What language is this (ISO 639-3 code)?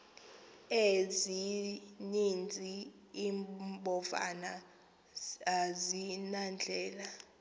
xho